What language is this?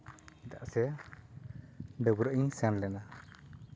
Santali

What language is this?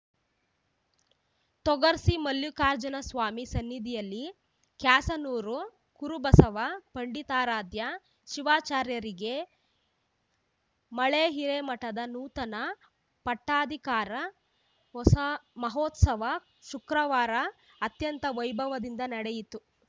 Kannada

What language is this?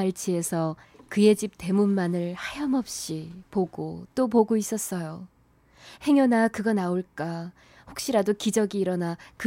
Korean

